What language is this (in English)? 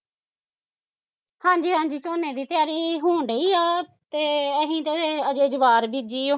Punjabi